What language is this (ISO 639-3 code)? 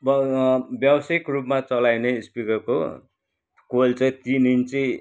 nep